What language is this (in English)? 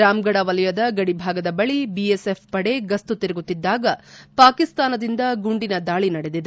Kannada